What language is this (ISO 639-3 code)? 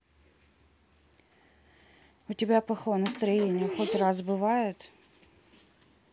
rus